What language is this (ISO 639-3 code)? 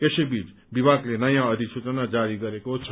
nep